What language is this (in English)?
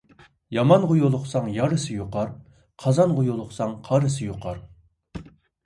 Uyghur